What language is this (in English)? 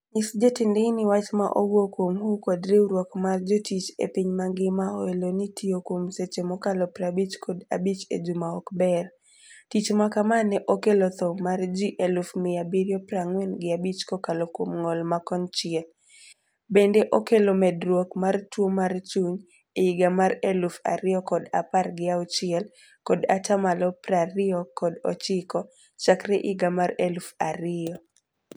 Luo (Kenya and Tanzania)